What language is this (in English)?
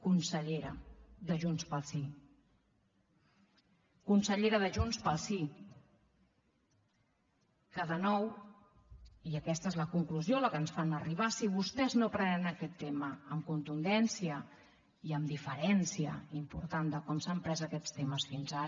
Catalan